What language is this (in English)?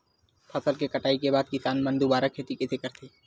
Chhattisgarhi